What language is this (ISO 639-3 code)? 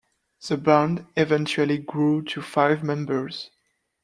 eng